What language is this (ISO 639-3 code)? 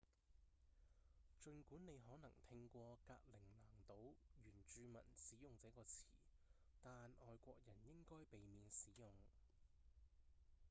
yue